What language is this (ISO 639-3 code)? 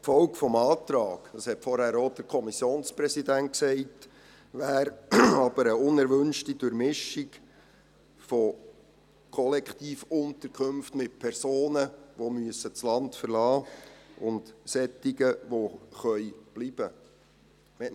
gsw